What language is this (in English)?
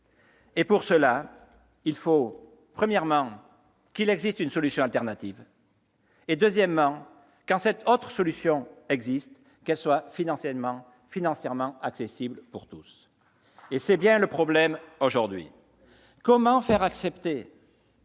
French